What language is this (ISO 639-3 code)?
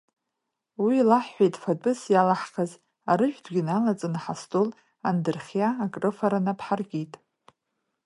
abk